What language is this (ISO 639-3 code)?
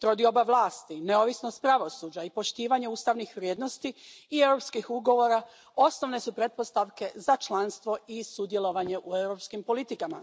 hrv